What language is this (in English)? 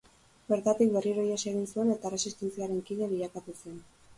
Basque